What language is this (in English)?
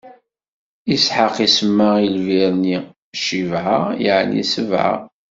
Kabyle